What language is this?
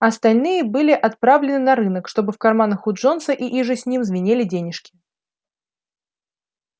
Russian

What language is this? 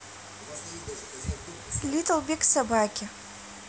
Russian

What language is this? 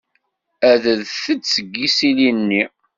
Kabyle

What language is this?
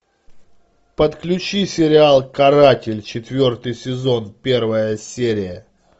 Russian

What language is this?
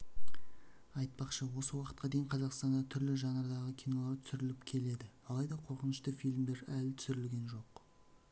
Kazakh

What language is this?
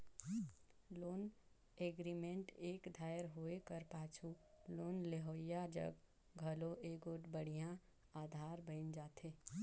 Chhattisgarhi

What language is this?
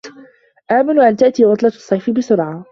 Arabic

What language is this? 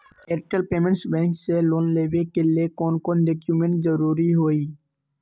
Magahi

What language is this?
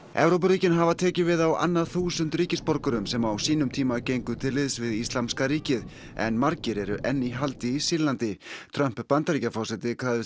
Icelandic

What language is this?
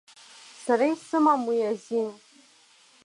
Abkhazian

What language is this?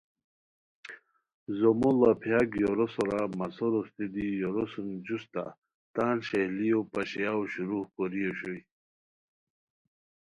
Khowar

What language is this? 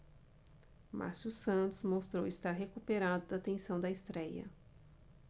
Portuguese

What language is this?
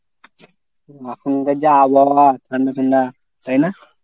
Bangla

